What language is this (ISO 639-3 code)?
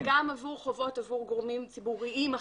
heb